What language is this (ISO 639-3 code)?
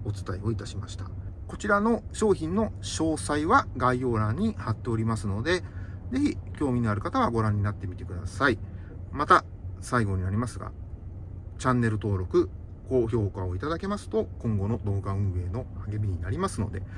jpn